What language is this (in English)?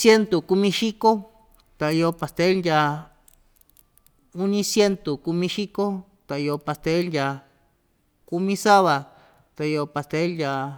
Ixtayutla Mixtec